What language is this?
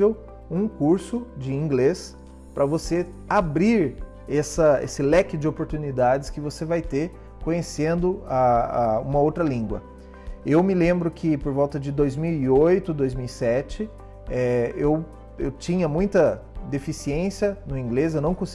Portuguese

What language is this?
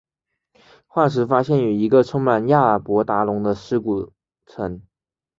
Chinese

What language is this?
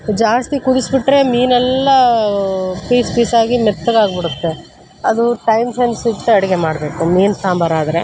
Kannada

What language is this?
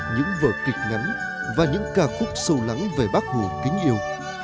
Vietnamese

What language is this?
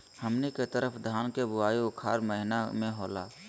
Magahi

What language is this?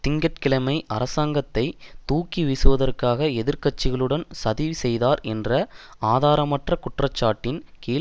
Tamil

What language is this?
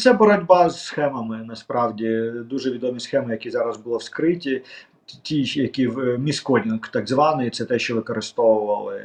Ukrainian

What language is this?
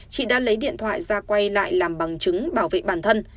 Vietnamese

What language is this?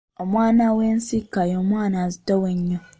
Ganda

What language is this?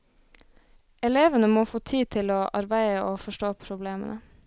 Norwegian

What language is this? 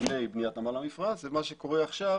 Hebrew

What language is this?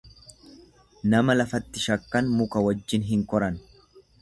Oromo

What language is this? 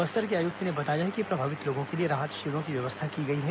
Hindi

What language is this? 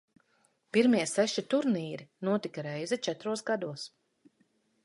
Latvian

